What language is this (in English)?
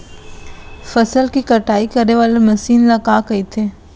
Chhattisgarhi